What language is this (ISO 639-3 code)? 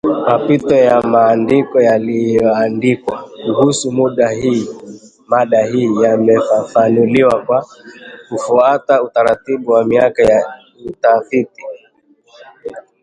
swa